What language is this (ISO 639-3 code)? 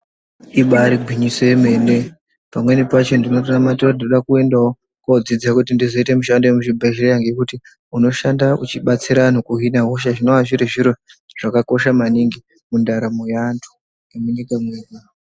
ndc